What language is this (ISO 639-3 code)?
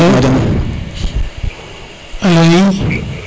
srr